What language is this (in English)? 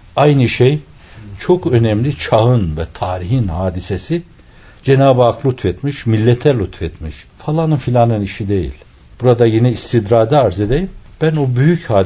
Turkish